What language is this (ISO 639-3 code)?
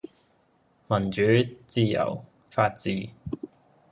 yue